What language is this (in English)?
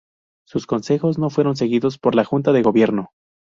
Spanish